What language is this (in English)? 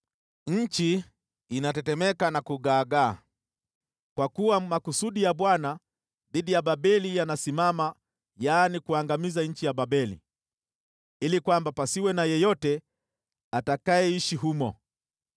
Swahili